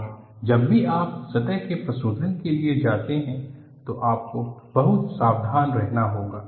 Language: Hindi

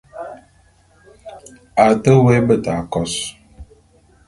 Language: Bulu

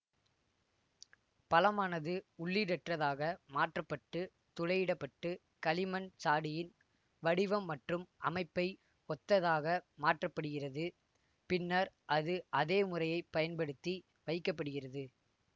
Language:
Tamil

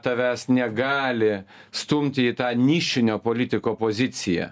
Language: Lithuanian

